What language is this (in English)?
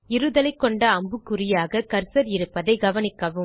Tamil